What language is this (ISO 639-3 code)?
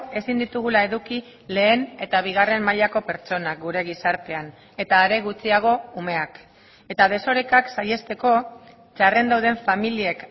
eus